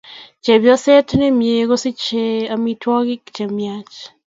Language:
Kalenjin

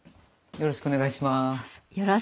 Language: Japanese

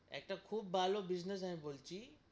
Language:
Bangla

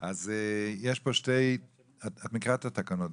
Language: Hebrew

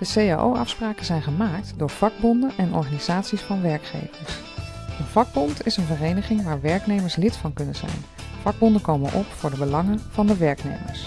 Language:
Dutch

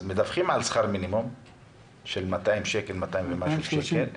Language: Hebrew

